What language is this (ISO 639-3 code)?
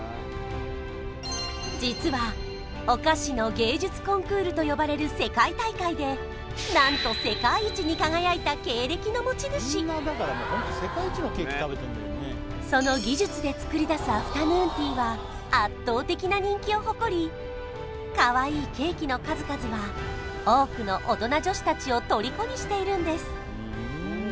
jpn